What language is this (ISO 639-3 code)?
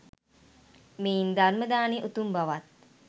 sin